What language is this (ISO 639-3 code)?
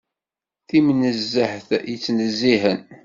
kab